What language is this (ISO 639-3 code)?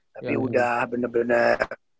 ind